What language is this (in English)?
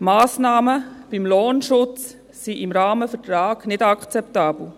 Swiss German